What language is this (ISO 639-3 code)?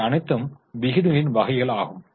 tam